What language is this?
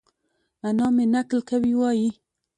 Pashto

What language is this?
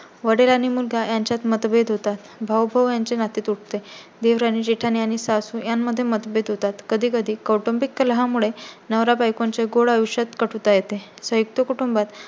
Marathi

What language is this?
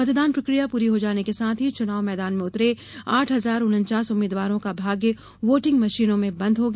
Hindi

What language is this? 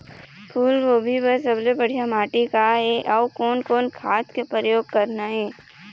Chhattisgarhi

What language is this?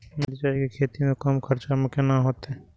Maithili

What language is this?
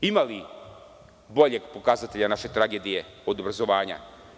Serbian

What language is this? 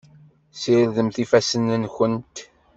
Kabyle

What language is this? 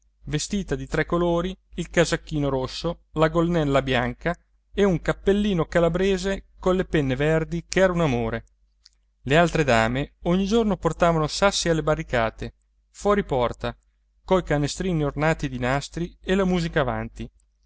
Italian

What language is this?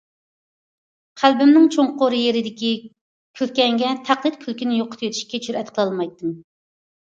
Uyghur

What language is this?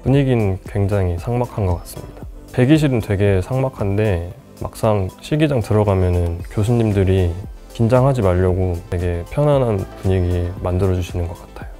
Korean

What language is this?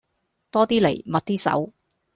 Cantonese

